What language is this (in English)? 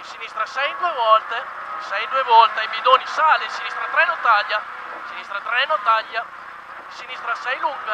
Italian